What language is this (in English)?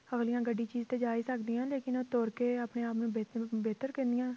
Punjabi